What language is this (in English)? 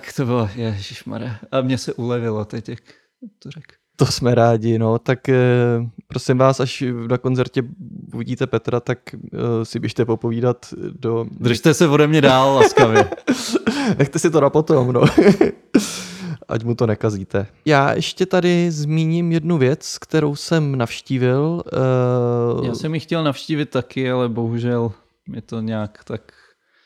Czech